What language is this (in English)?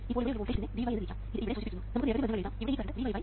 Malayalam